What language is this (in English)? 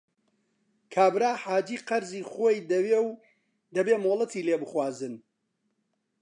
Central Kurdish